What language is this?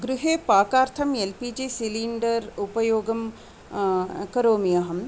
Sanskrit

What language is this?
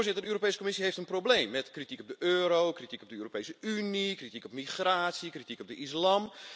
Dutch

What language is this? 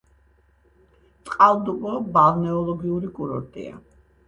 Georgian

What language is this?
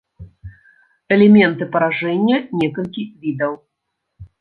Belarusian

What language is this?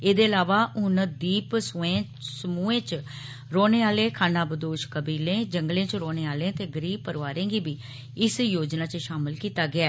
Dogri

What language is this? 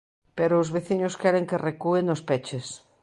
Galician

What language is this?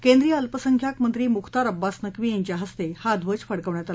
Marathi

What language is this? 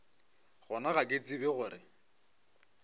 Northern Sotho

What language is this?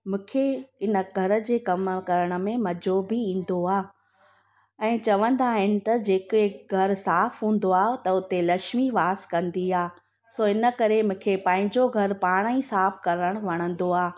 Sindhi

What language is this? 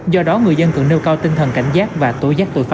Vietnamese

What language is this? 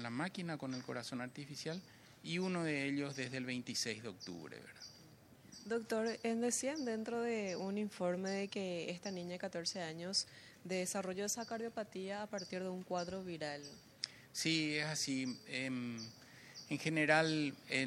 Spanish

